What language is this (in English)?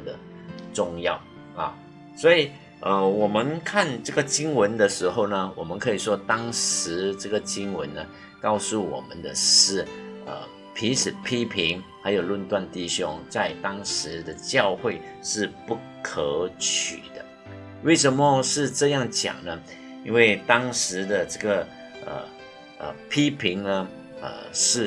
Chinese